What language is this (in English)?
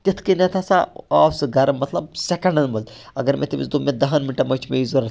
Kashmiri